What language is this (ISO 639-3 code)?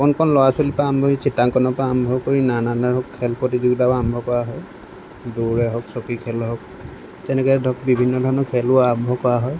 asm